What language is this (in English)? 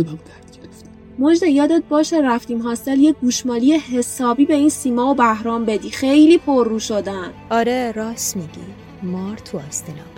Persian